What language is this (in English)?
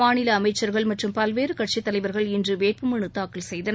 Tamil